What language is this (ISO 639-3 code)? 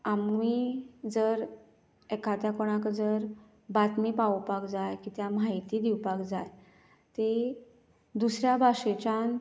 kok